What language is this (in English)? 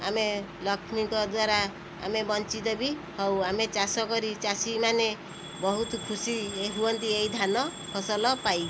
Odia